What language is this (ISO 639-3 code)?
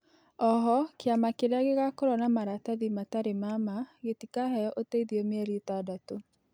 kik